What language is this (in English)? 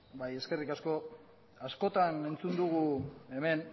Basque